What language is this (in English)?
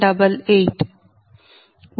Telugu